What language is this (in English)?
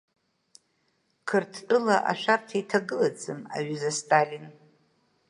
Abkhazian